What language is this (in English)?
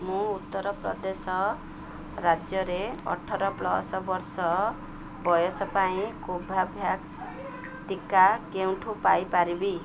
Odia